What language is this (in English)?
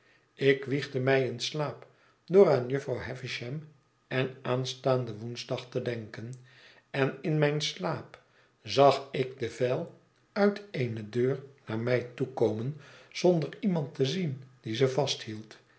Dutch